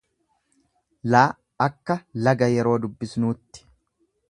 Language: Oromo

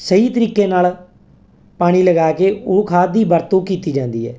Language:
Punjabi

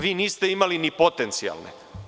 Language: Serbian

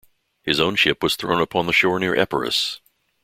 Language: English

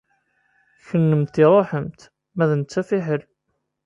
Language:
Kabyle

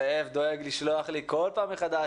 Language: Hebrew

